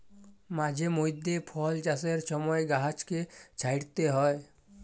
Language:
Bangla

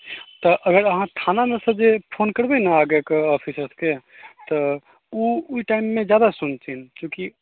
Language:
Maithili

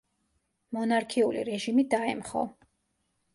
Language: Georgian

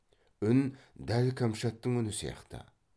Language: Kazakh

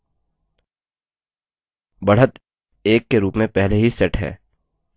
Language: Hindi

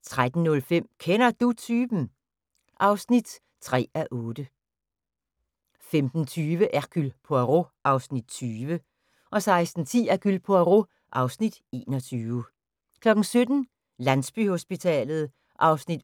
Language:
Danish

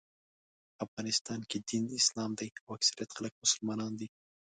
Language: Pashto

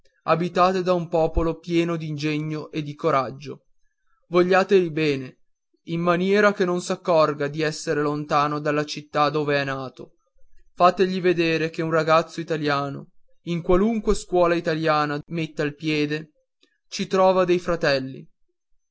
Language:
Italian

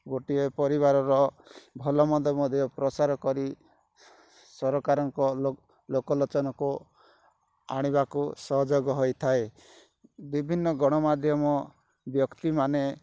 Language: Odia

